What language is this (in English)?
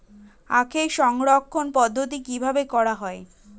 Bangla